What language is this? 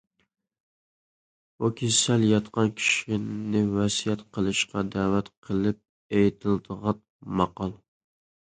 Uyghur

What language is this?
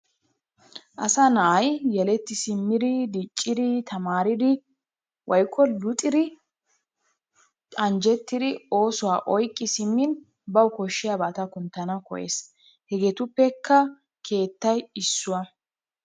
Wolaytta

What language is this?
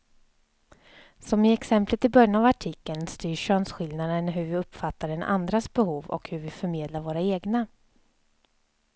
Swedish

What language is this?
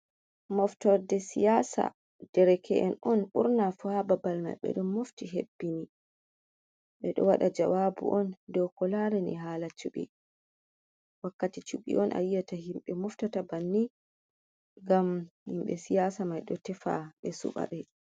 Fula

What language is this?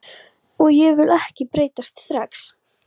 Icelandic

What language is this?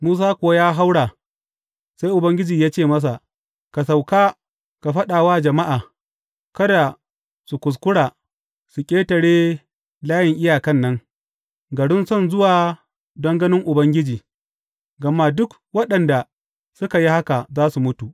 Hausa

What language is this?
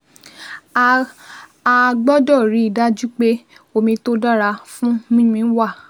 Yoruba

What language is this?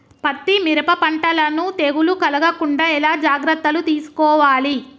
Telugu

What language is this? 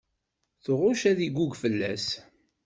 Kabyle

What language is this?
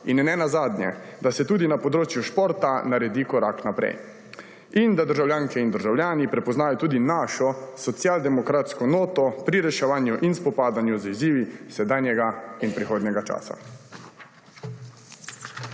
Slovenian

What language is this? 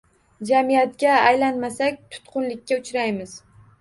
Uzbek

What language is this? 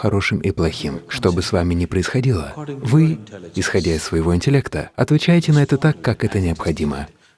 Russian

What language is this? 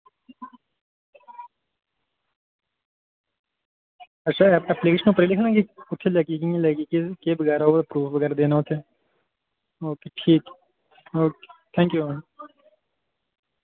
Dogri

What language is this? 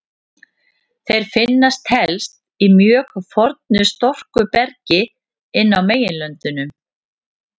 Icelandic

